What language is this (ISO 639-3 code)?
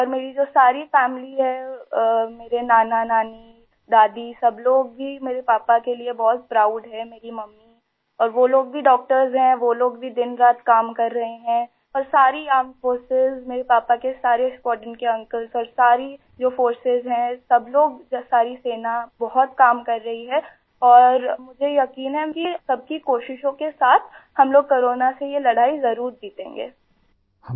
hin